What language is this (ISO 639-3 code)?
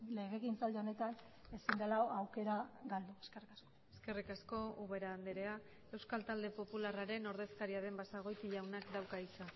eus